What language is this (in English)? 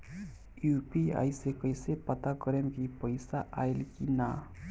Bhojpuri